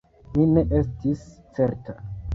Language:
Esperanto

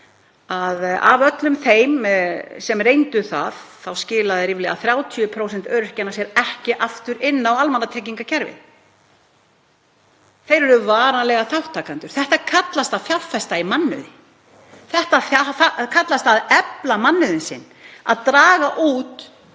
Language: Icelandic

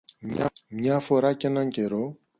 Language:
Greek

